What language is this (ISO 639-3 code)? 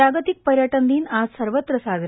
mar